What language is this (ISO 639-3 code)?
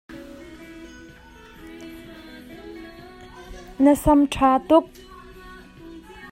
cnh